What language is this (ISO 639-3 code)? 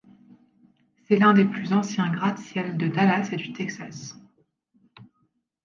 fra